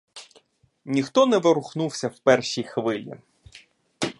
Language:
Ukrainian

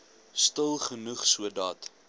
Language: Afrikaans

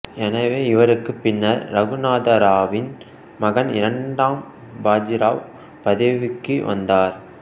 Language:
Tamil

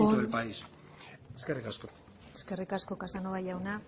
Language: Basque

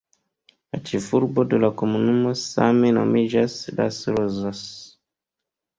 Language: Esperanto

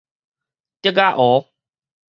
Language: Min Nan Chinese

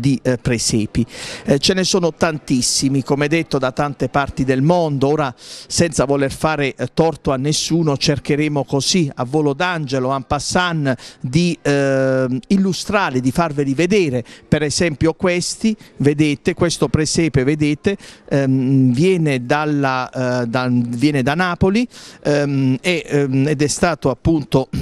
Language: Italian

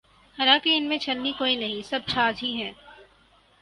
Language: Urdu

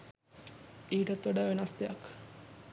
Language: Sinhala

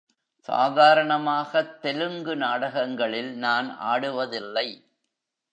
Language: Tamil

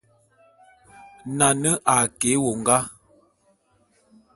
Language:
Bulu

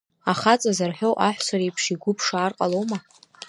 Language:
Abkhazian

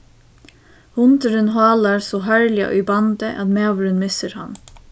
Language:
Faroese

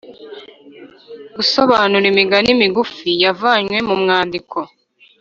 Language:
Kinyarwanda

